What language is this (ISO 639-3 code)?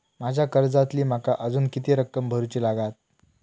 mar